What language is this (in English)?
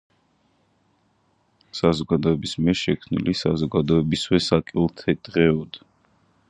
Georgian